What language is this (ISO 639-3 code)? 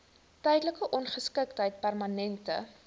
afr